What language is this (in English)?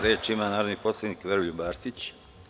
Serbian